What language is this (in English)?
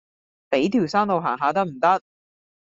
Cantonese